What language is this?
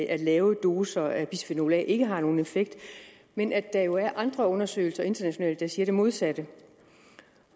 Danish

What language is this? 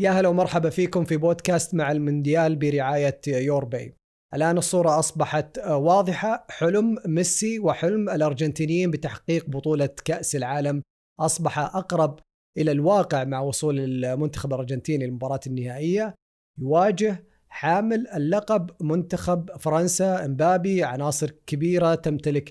Arabic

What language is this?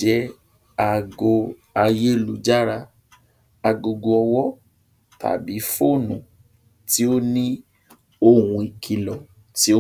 Yoruba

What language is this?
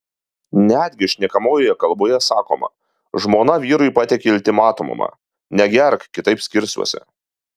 Lithuanian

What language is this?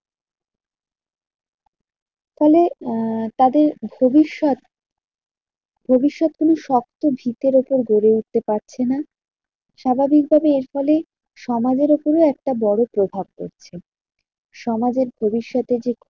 Bangla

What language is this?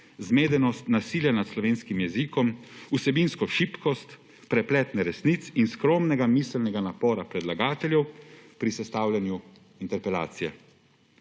Slovenian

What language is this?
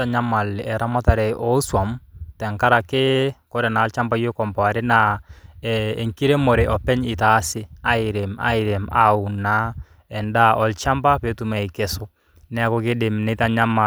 Masai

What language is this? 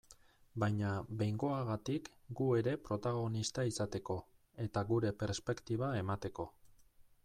Basque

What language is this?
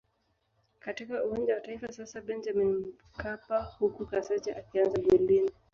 Swahili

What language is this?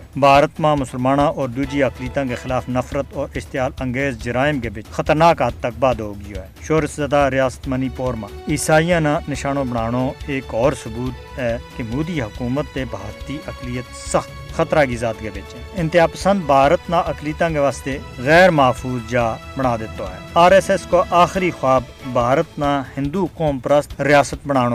Urdu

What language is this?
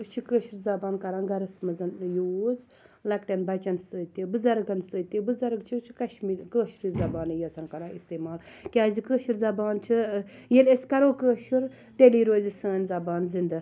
Kashmiri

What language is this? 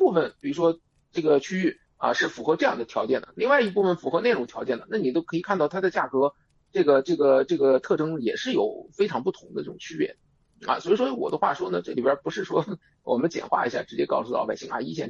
Chinese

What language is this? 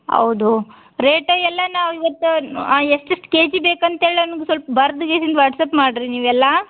Kannada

